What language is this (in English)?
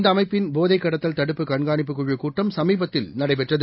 Tamil